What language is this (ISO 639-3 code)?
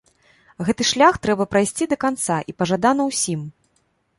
bel